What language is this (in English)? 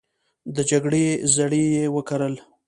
Pashto